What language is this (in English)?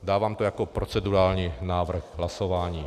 Czech